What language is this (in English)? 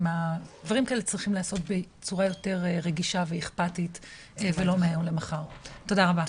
Hebrew